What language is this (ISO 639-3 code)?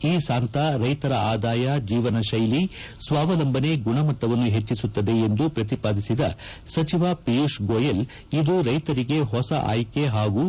kan